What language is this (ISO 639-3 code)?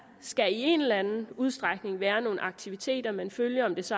dan